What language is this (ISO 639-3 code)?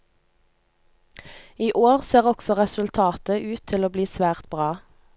nor